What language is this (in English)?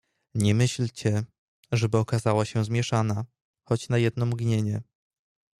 Polish